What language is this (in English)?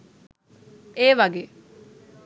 Sinhala